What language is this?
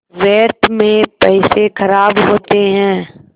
Hindi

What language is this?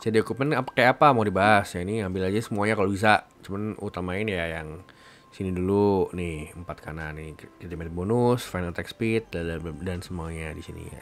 Indonesian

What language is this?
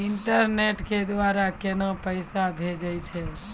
Maithili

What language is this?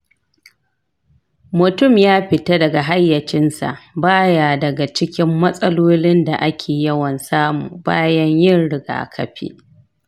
Hausa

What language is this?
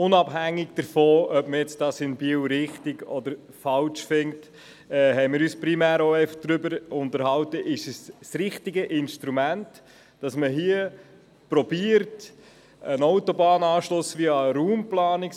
Swiss German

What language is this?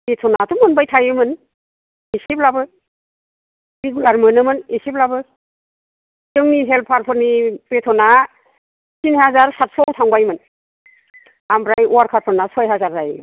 Bodo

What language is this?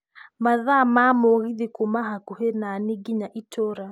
Kikuyu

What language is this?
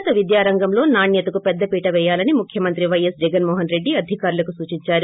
Telugu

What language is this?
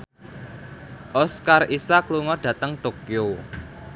Javanese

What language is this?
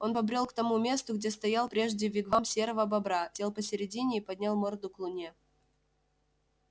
Russian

